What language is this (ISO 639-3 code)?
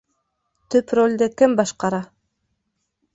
bak